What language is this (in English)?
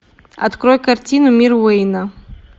Russian